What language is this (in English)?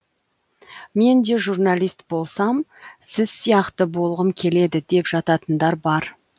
Kazakh